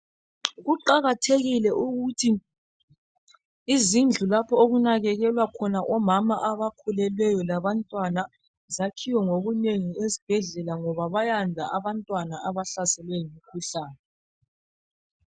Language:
North Ndebele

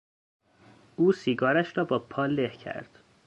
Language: Persian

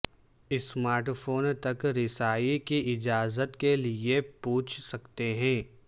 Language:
Urdu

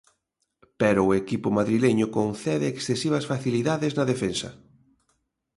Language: Galician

